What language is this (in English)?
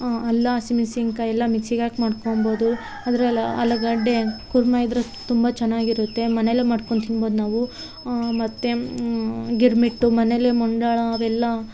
Kannada